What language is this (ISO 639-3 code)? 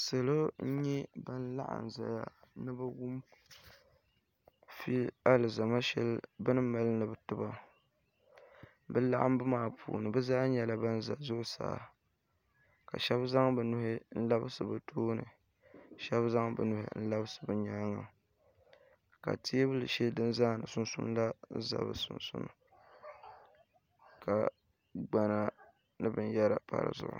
dag